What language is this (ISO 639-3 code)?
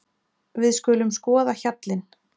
isl